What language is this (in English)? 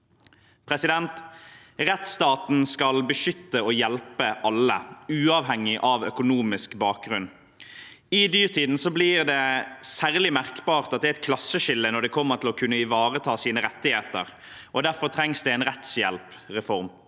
Norwegian